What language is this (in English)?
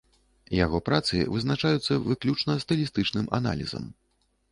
Belarusian